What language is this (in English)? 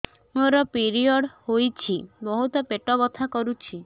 Odia